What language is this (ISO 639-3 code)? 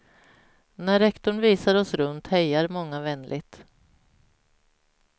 swe